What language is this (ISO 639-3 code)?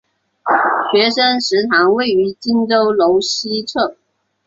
zho